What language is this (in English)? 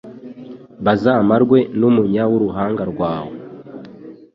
Kinyarwanda